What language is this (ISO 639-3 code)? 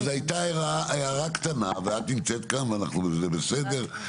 heb